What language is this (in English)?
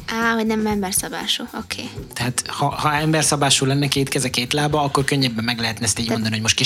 Hungarian